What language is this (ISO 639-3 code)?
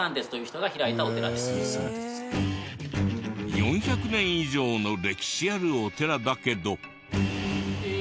jpn